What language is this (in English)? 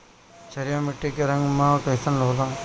Bhojpuri